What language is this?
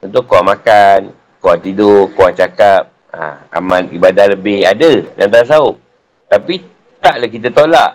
Malay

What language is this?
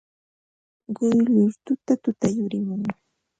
Ambo-Pasco Quechua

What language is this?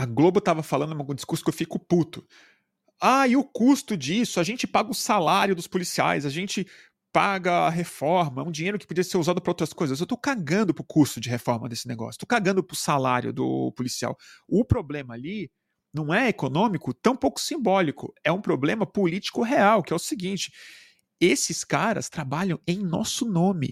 Portuguese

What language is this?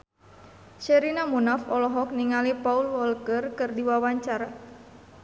Sundanese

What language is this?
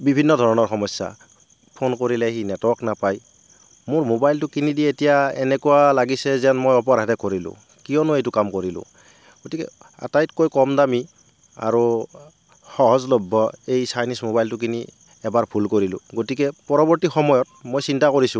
Assamese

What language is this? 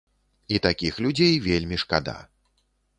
Belarusian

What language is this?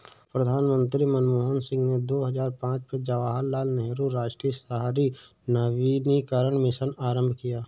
Hindi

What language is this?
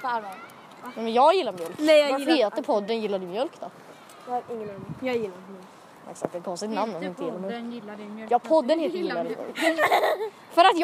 Swedish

